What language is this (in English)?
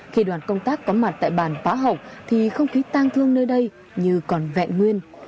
Vietnamese